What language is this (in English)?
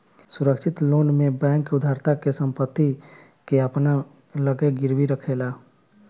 Bhojpuri